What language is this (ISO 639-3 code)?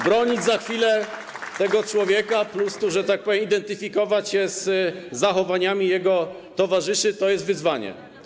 pol